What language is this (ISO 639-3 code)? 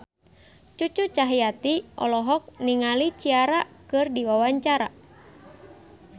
sun